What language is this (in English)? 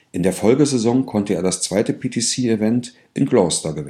German